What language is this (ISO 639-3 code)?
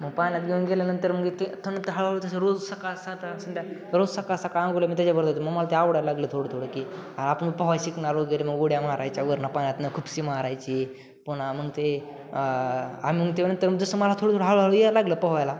mar